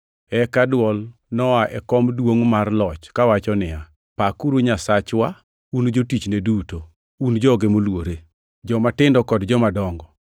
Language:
Luo (Kenya and Tanzania)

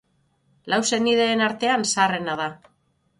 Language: Basque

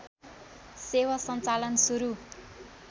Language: Nepali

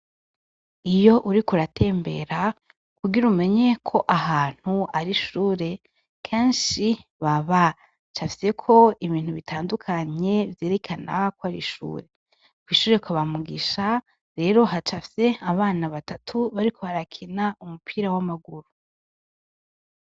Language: Rundi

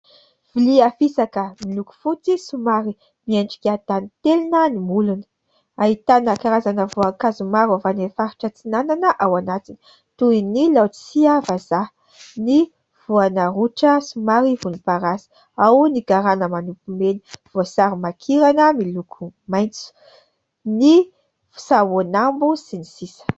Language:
Malagasy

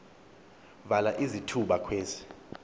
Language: Xhosa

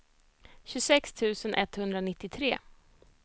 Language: Swedish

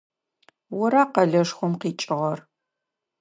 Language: Adyghe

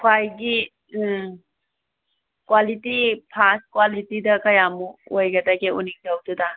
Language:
Manipuri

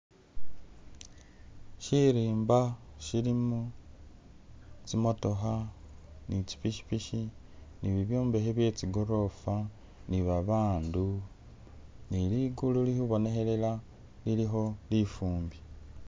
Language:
Masaaba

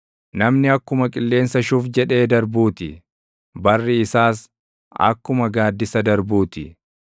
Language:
Oromo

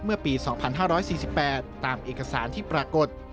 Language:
Thai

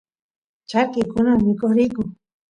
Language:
Santiago del Estero Quichua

